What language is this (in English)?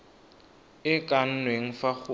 Tswana